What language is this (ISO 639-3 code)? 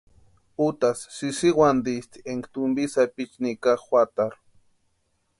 pua